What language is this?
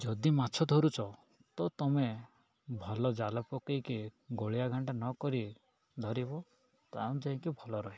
Odia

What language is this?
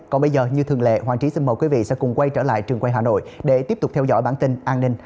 Vietnamese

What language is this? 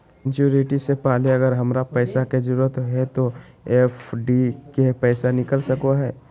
Magahi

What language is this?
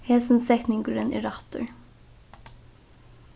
Faroese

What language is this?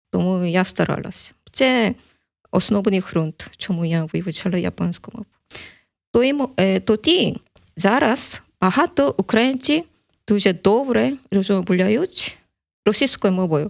Ukrainian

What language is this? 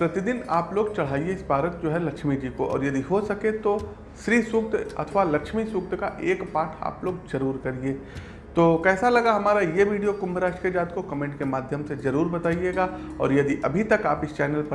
Hindi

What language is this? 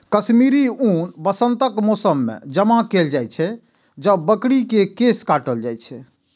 Maithili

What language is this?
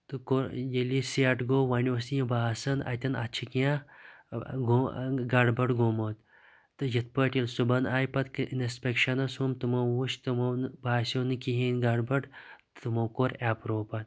Kashmiri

